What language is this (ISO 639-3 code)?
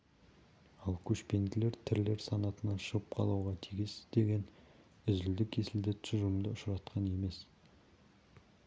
kaz